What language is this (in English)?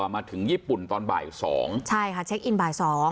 Thai